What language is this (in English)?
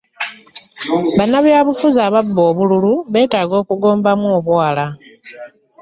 Ganda